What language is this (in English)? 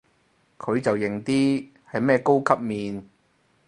Cantonese